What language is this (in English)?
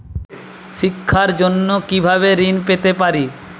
Bangla